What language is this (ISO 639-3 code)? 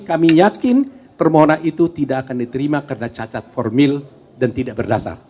ind